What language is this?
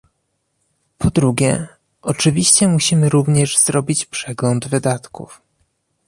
Polish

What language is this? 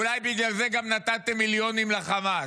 Hebrew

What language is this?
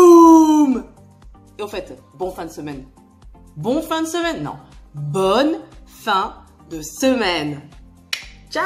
French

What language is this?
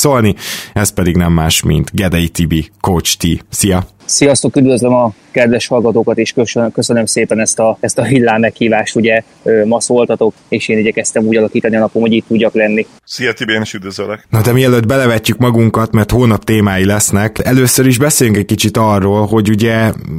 Hungarian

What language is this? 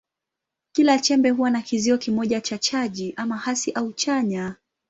Swahili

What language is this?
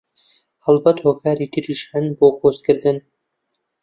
Central Kurdish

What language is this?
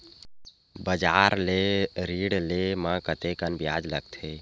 Chhattisgarhi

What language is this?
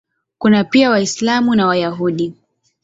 Swahili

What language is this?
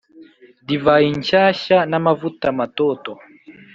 Kinyarwanda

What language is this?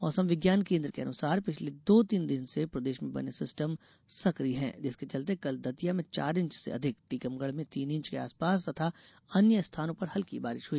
Hindi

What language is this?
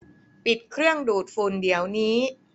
Thai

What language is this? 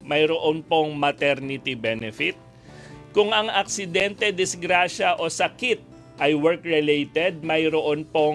Filipino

